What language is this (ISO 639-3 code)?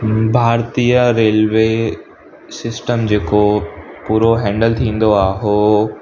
snd